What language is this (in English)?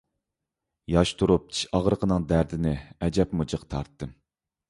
Uyghur